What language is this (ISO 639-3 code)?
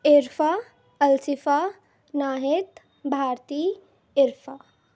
urd